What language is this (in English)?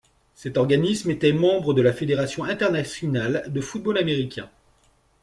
French